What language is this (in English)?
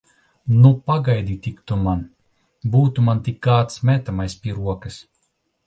Latvian